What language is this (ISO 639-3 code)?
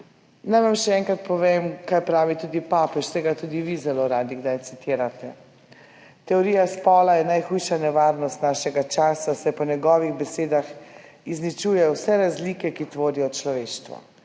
slv